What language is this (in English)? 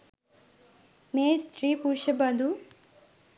Sinhala